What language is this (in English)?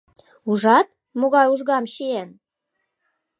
Mari